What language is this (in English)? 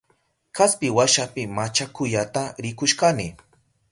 Southern Pastaza Quechua